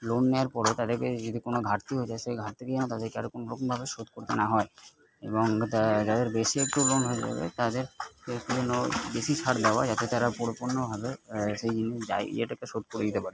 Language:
Bangla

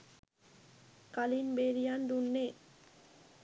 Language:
Sinhala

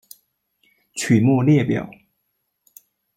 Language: Chinese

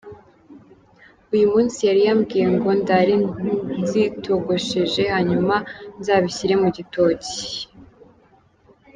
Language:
Kinyarwanda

